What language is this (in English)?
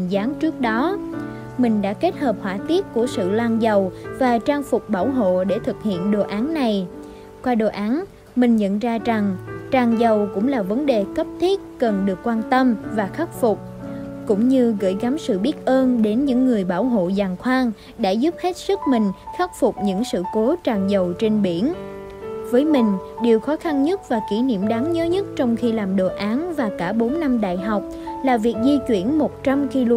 Vietnamese